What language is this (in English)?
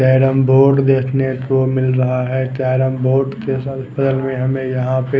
Hindi